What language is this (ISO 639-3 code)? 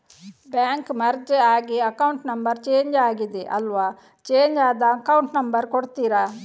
kan